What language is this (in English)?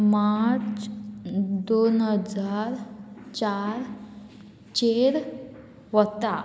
Konkani